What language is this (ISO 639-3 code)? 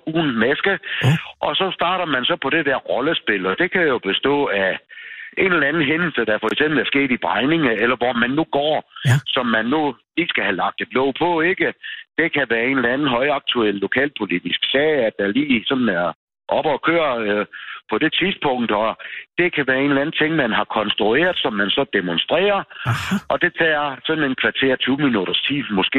dan